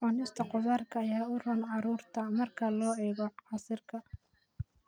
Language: Somali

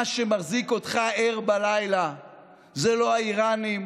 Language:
Hebrew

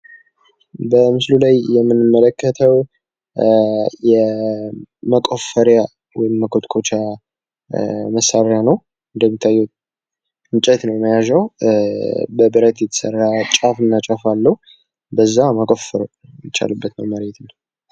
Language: Amharic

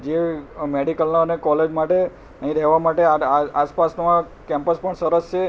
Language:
Gujarati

